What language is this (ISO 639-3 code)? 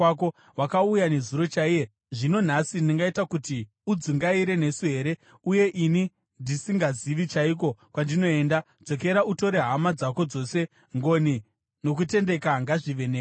sna